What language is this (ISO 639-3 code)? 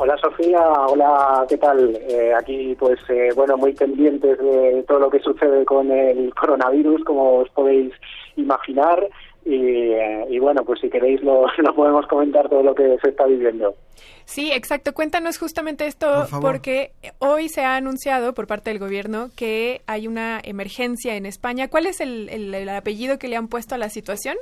spa